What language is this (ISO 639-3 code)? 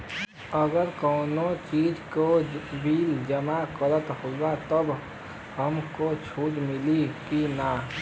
bho